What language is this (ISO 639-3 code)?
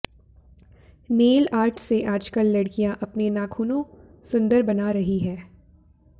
hin